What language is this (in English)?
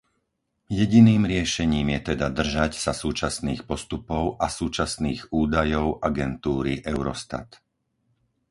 Slovak